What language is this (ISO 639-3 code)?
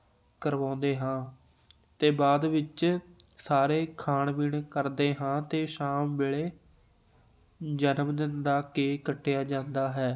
pan